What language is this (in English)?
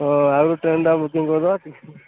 Odia